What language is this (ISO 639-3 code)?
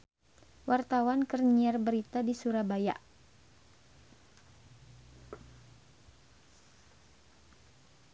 sun